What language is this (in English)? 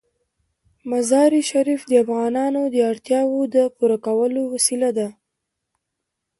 Pashto